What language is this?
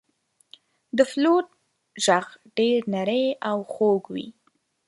Pashto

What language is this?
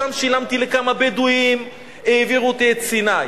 Hebrew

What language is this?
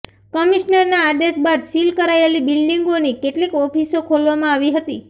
Gujarati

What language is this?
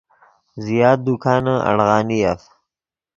Yidgha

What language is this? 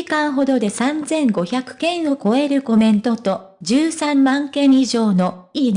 Japanese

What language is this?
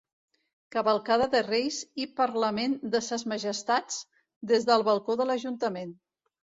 Catalan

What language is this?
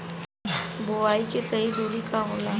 Bhojpuri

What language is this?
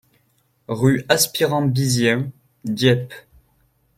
French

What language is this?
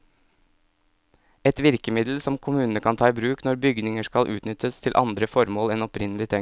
Norwegian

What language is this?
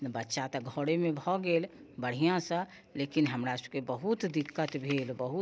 Maithili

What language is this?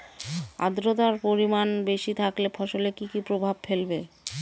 Bangla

